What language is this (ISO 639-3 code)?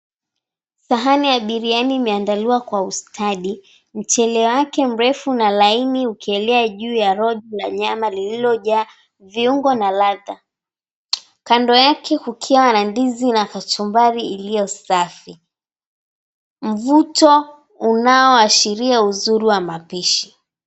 swa